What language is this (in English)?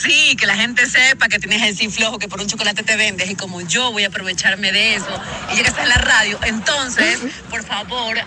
Spanish